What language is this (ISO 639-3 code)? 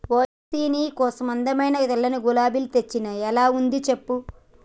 tel